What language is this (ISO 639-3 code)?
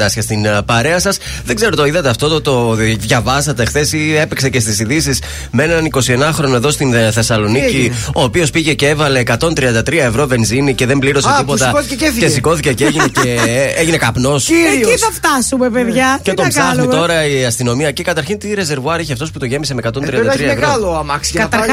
ell